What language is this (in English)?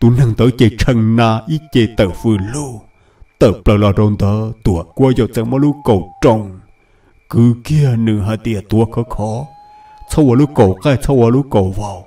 Vietnamese